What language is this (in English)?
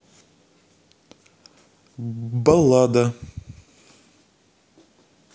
Russian